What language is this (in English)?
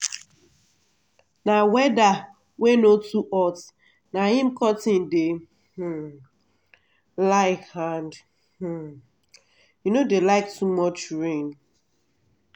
Nigerian Pidgin